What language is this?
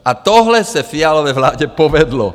Czech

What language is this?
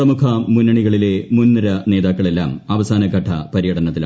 Malayalam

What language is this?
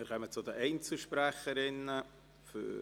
Swiss German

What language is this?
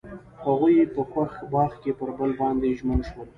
Pashto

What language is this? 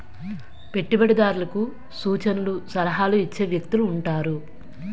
Telugu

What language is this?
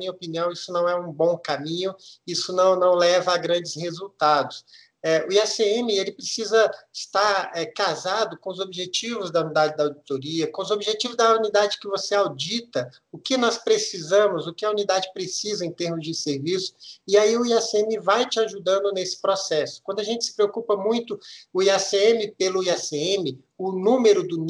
Portuguese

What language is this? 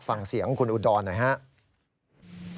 Thai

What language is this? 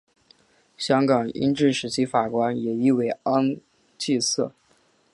Chinese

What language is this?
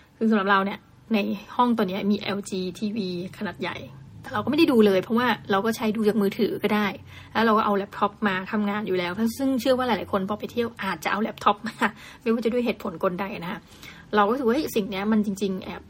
Thai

